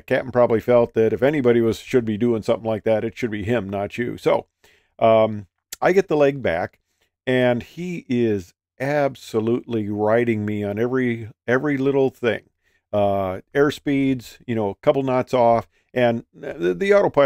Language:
English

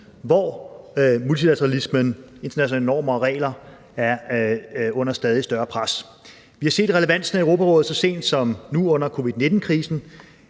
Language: Danish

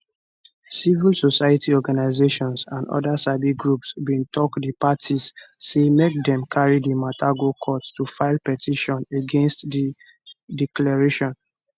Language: Nigerian Pidgin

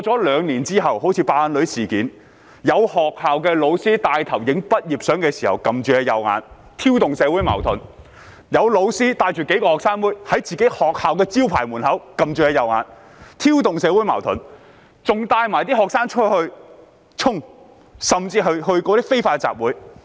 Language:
Cantonese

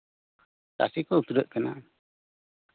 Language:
Santali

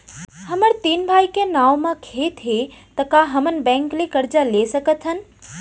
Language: Chhattisgarhi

